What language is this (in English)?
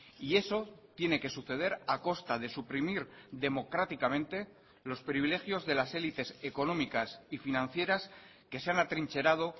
Spanish